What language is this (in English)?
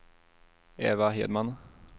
Swedish